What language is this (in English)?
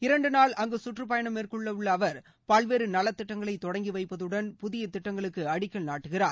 Tamil